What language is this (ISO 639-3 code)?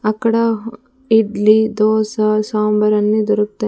tel